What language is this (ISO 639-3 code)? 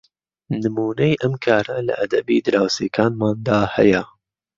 ckb